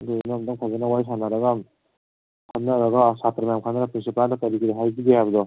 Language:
Manipuri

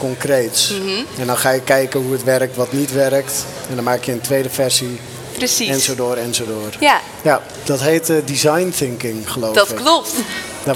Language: Dutch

